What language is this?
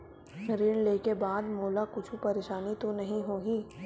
Chhattisgarhi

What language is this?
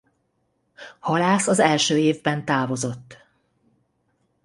Hungarian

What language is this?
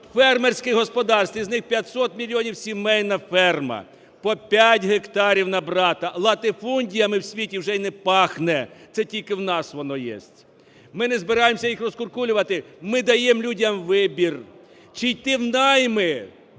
Ukrainian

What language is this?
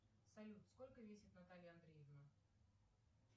Russian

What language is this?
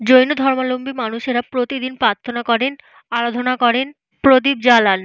Bangla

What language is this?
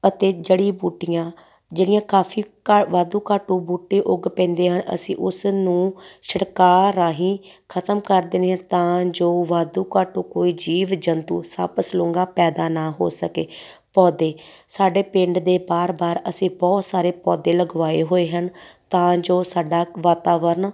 Punjabi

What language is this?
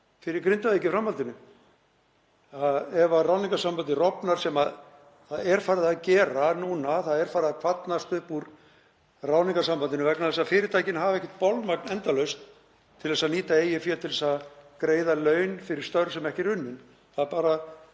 Icelandic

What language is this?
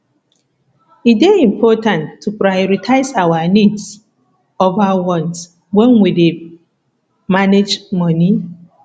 Nigerian Pidgin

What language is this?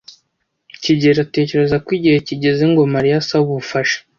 Kinyarwanda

